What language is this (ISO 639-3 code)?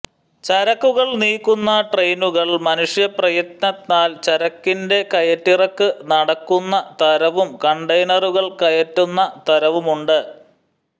mal